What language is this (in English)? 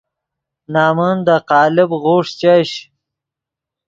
Yidgha